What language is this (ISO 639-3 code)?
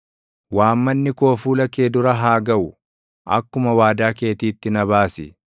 orm